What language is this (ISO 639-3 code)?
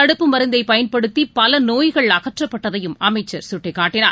tam